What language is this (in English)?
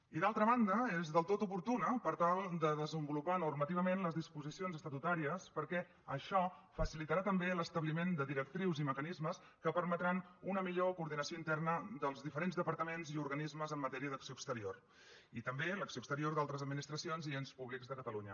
Catalan